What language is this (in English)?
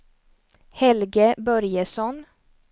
Swedish